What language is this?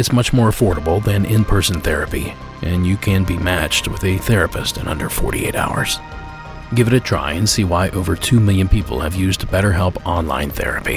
English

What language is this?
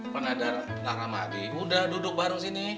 Indonesian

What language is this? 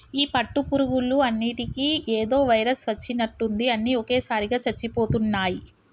Telugu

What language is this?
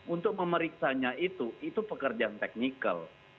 Indonesian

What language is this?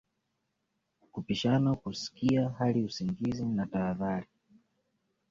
Swahili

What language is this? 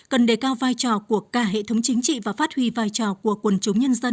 Vietnamese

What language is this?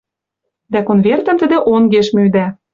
Western Mari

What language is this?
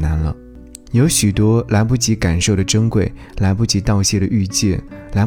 Chinese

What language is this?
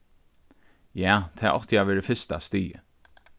Faroese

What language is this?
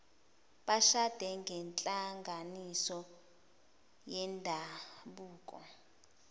Zulu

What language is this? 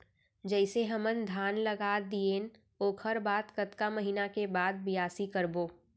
Chhattisgarhi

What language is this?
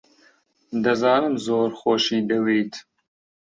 Central Kurdish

